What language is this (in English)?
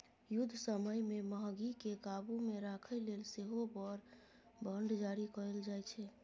Maithili